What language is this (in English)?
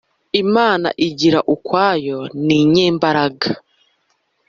Kinyarwanda